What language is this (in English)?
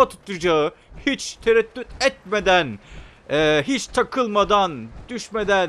Turkish